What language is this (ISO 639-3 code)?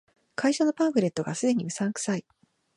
jpn